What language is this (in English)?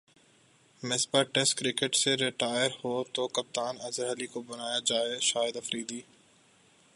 Urdu